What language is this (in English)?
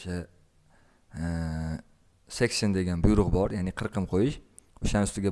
Turkish